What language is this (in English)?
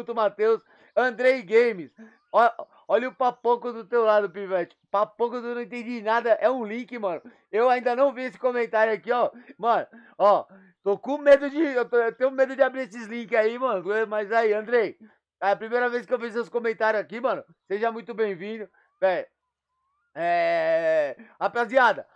Portuguese